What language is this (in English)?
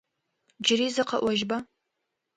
Adyghe